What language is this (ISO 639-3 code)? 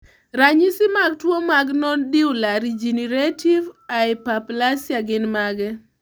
luo